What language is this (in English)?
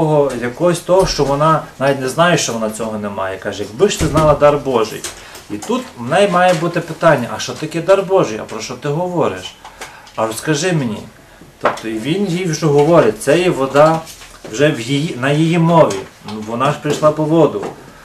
Ukrainian